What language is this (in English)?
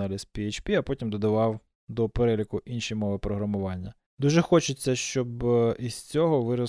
Ukrainian